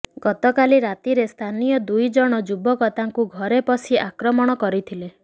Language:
Odia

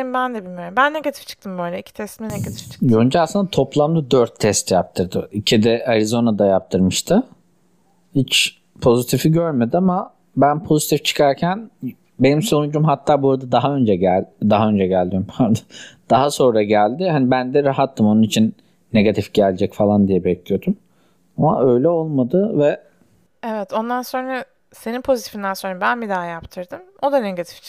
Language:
Turkish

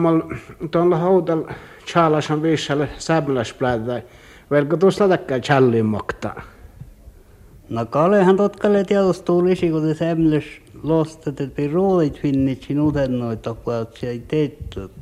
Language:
Finnish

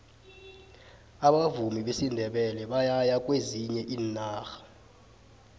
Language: South Ndebele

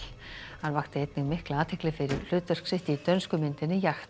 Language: Icelandic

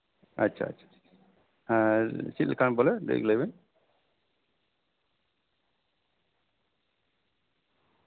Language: Santali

